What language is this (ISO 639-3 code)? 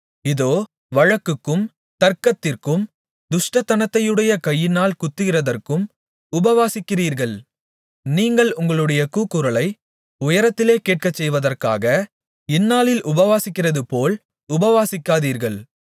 tam